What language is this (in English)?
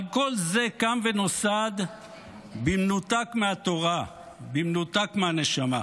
Hebrew